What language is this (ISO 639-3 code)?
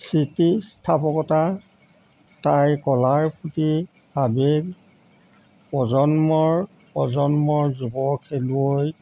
asm